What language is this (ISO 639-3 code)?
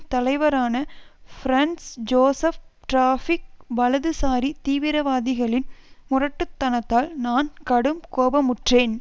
tam